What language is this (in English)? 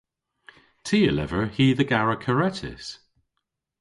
Cornish